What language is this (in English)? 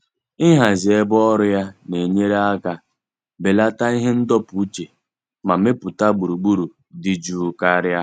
Igbo